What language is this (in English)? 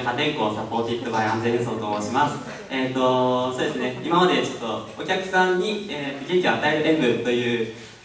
Japanese